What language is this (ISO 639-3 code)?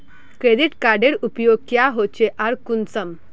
mag